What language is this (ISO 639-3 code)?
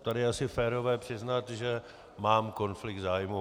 ces